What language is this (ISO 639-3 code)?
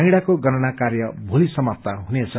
nep